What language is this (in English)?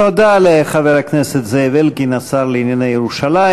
Hebrew